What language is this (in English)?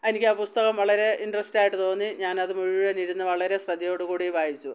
Malayalam